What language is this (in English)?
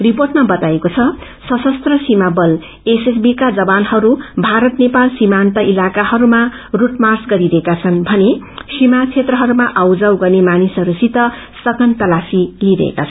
Nepali